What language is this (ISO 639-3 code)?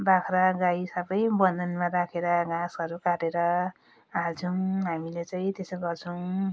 nep